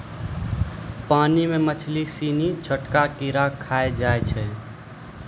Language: Maithili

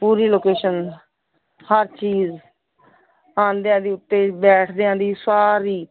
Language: Punjabi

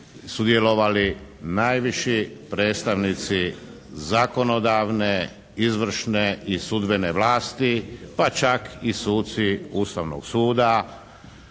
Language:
Croatian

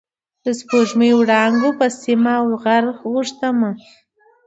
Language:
Pashto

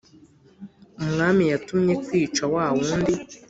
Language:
Kinyarwanda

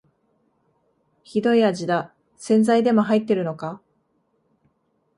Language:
Japanese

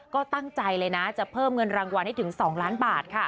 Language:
Thai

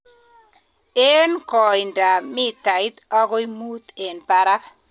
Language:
Kalenjin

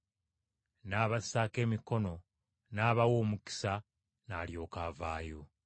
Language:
Ganda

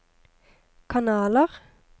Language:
Norwegian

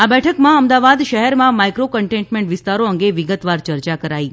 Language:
Gujarati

